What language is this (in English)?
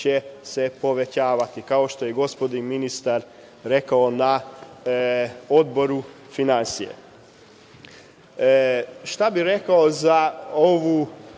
Serbian